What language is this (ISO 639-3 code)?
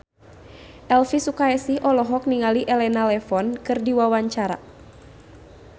sun